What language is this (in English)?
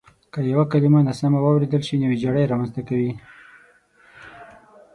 Pashto